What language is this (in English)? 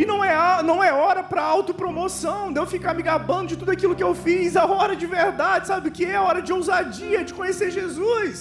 Portuguese